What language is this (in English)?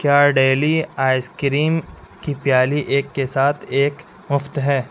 Urdu